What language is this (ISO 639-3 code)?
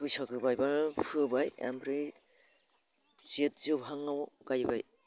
brx